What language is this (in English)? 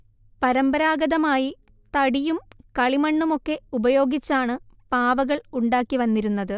Malayalam